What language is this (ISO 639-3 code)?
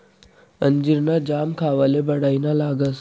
mar